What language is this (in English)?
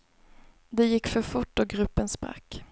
Swedish